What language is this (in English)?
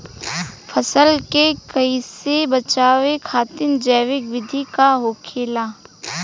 Bhojpuri